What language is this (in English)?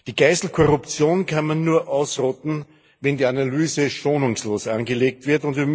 German